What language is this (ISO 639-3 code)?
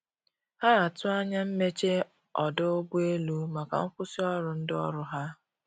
ibo